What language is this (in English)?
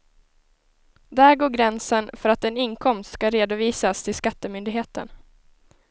Swedish